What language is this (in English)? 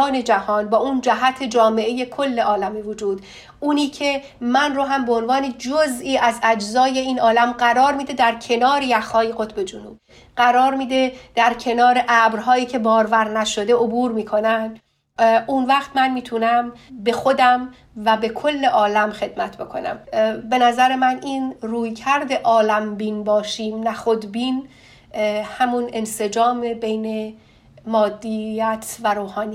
Persian